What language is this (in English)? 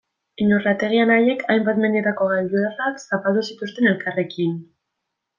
Basque